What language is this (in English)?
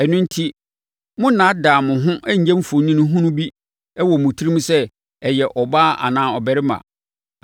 Akan